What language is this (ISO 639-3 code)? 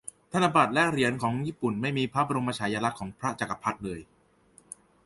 tha